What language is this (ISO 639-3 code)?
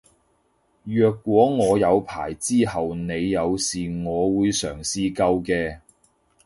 yue